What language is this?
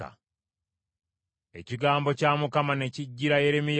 Ganda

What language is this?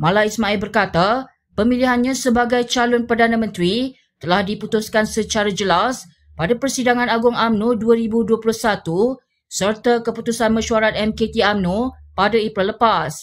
Malay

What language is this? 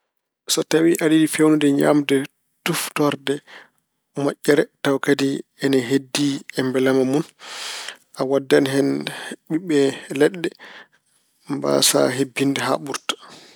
Fula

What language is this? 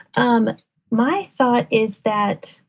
English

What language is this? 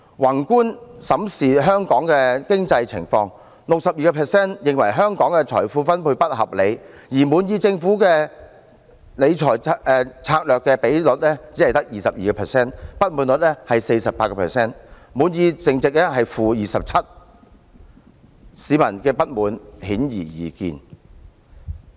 Cantonese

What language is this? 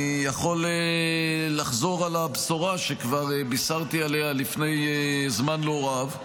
Hebrew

